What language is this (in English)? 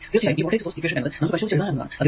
Malayalam